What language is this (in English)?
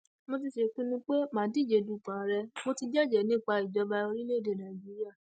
Yoruba